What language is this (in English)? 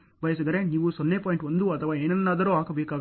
Kannada